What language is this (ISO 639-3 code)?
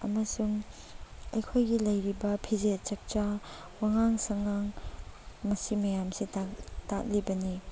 mni